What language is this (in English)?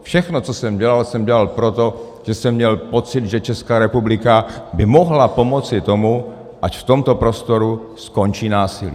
Czech